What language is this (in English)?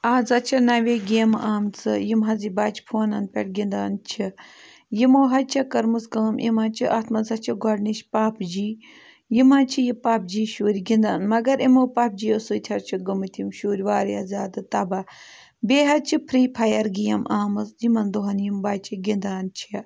Kashmiri